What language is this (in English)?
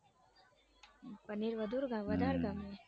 Gujarati